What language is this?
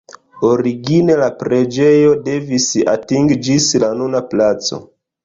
Esperanto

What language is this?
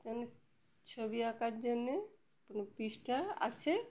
Bangla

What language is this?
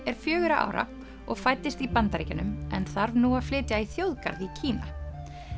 Icelandic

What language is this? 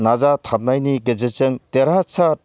Bodo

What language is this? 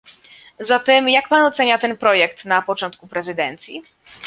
Polish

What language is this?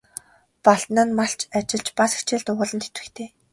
Mongolian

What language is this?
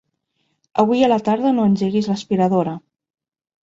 Catalan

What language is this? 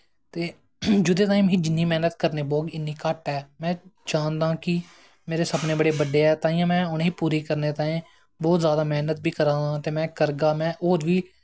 Dogri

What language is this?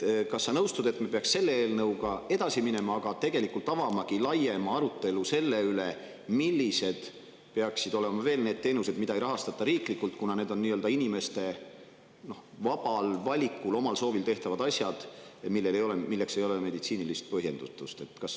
Estonian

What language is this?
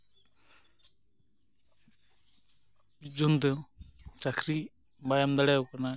Santali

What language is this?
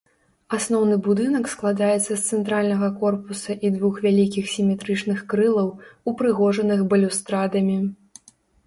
Belarusian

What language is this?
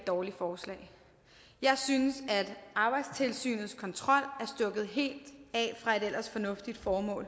Danish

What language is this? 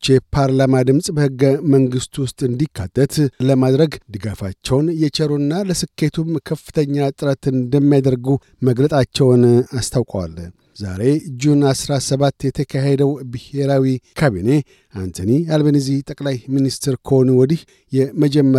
Amharic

